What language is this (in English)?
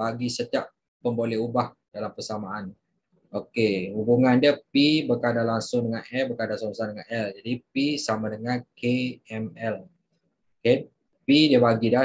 Malay